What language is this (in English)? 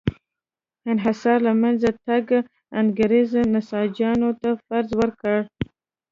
Pashto